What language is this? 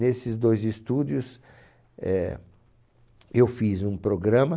Portuguese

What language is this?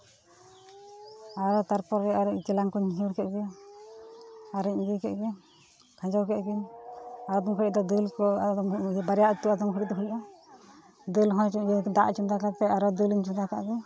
Santali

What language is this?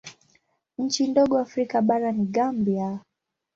Swahili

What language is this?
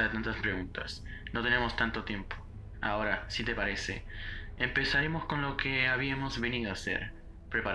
Spanish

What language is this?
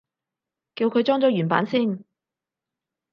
Cantonese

